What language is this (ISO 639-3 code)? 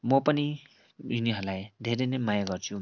nep